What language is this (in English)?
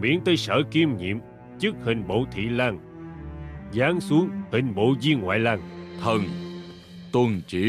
Vietnamese